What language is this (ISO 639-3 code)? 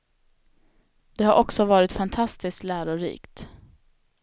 swe